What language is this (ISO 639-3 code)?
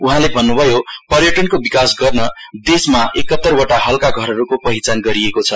nep